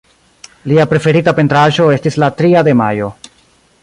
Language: Esperanto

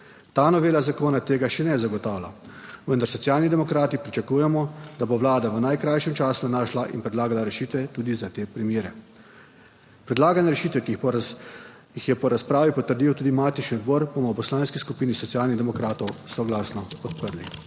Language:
Slovenian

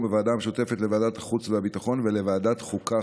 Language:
Hebrew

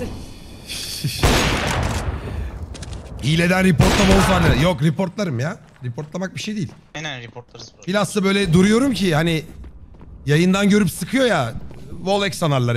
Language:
Turkish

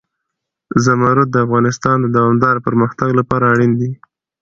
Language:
Pashto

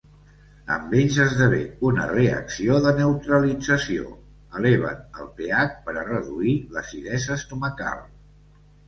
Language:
Catalan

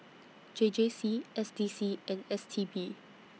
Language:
English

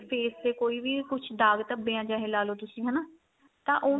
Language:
Punjabi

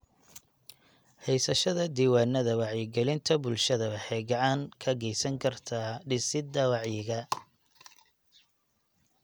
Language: Somali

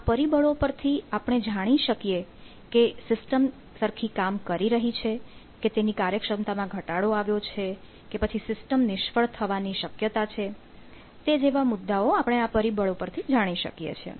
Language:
Gujarati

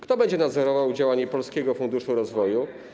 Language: Polish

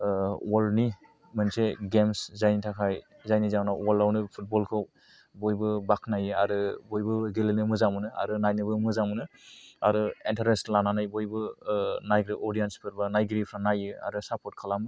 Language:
Bodo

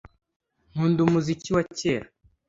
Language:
Kinyarwanda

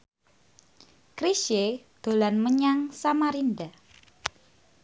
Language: Javanese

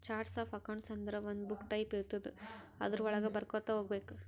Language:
Kannada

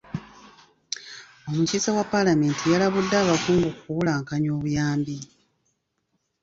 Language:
Ganda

